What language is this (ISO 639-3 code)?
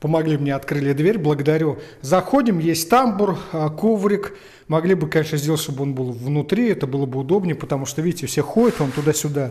rus